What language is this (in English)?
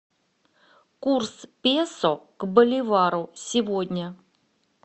Russian